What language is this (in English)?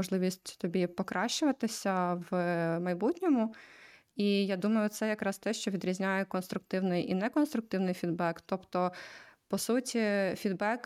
Ukrainian